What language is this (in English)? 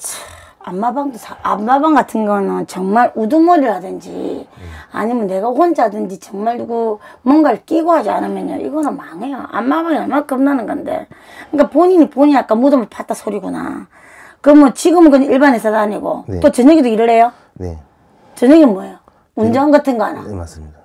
Korean